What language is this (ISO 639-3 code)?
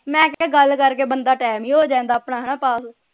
pan